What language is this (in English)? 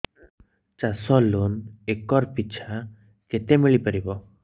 Odia